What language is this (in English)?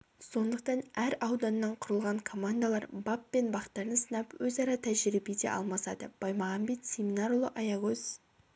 Kazakh